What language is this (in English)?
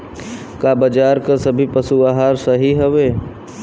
Bhojpuri